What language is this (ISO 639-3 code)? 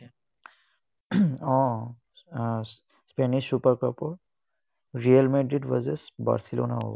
asm